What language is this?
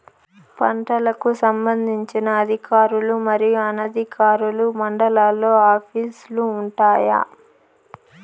Telugu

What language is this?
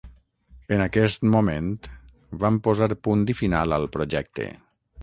Catalan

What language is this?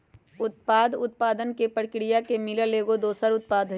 Magahi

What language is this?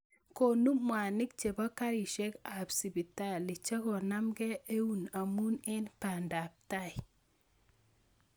Kalenjin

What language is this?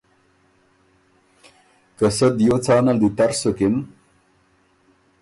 Ormuri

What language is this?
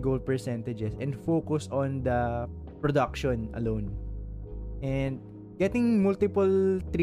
Filipino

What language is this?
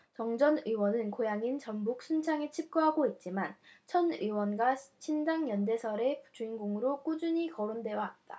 Korean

